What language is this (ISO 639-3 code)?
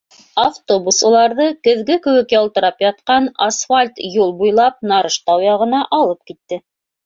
bak